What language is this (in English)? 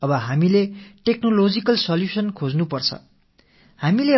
Tamil